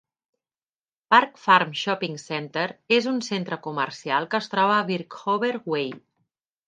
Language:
Catalan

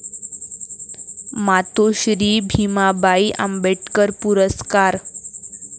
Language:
Marathi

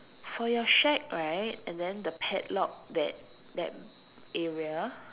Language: English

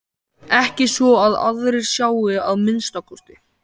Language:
Icelandic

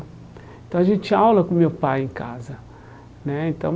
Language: Portuguese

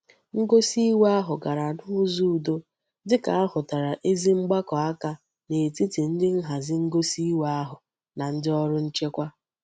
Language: Igbo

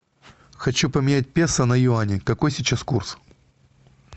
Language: Russian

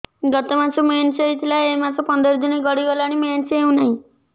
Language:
Odia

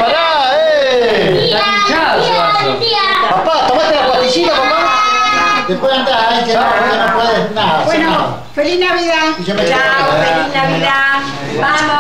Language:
Spanish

